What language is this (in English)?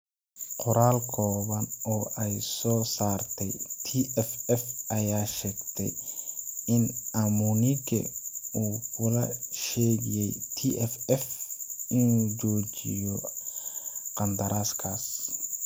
Somali